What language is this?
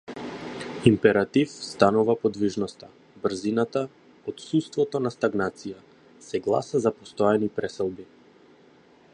Macedonian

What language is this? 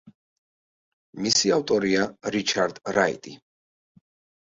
Georgian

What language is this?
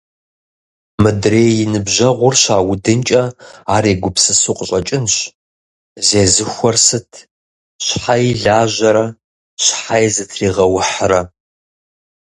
Kabardian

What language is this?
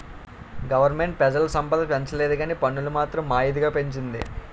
Telugu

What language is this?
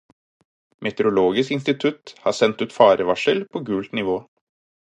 Norwegian Bokmål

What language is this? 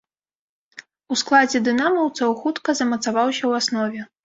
Belarusian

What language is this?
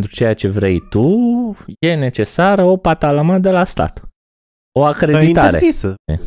Romanian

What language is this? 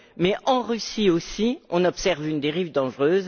French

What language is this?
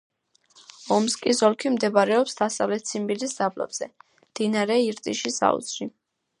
Georgian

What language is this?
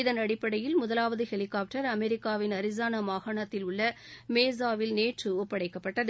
Tamil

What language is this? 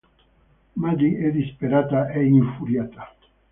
Italian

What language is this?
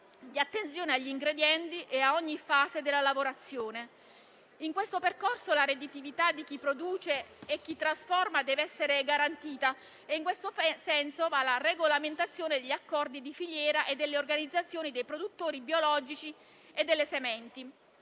Italian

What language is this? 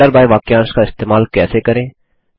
Hindi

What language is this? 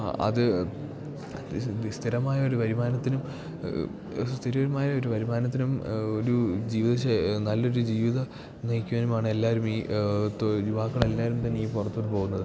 Malayalam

